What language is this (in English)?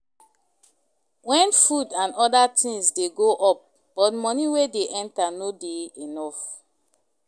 Nigerian Pidgin